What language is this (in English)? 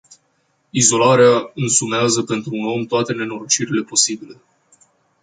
Romanian